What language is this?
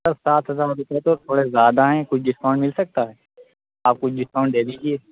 Urdu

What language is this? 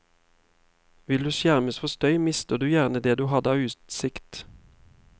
Norwegian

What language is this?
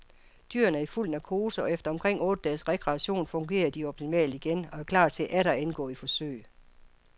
Danish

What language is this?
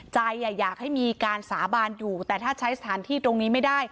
Thai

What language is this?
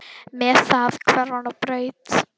Icelandic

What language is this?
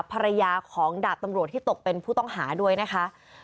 Thai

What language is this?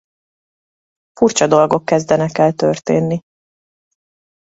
Hungarian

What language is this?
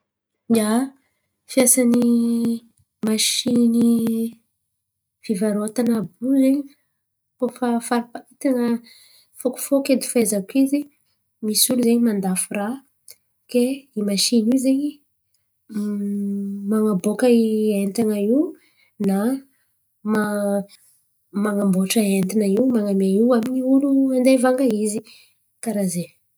Antankarana Malagasy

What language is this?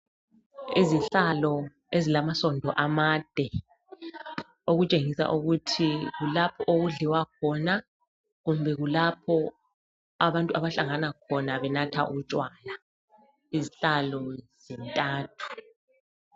North Ndebele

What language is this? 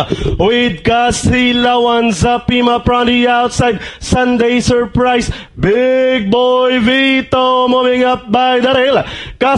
Latvian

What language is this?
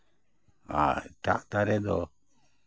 Santali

